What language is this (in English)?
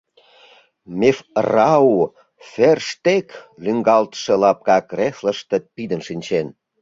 Mari